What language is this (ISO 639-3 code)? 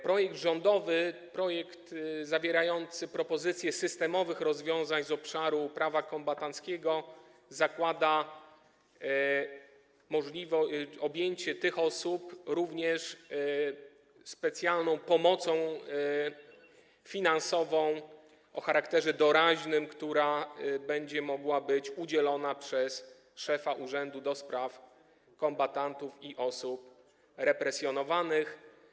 pol